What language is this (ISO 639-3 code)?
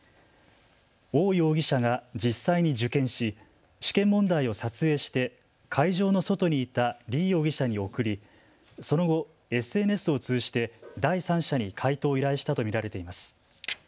jpn